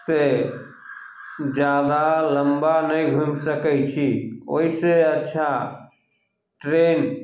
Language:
Maithili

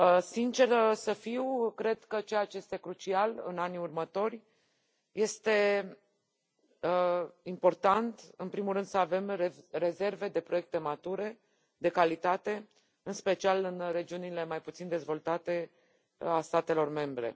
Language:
Romanian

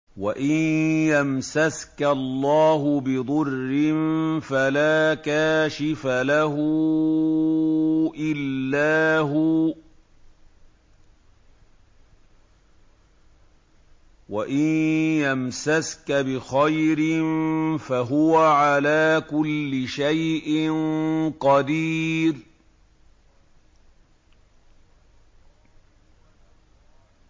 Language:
Arabic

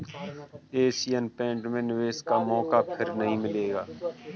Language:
Hindi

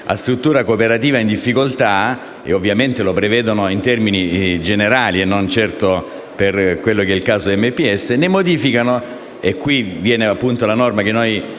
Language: Italian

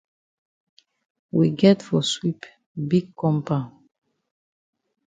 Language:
Cameroon Pidgin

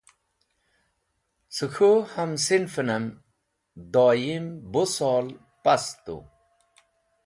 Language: Wakhi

